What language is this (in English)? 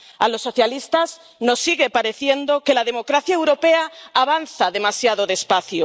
Spanish